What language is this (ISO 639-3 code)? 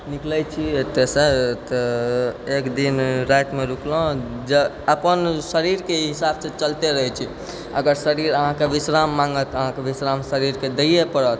mai